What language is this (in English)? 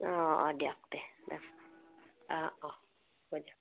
Assamese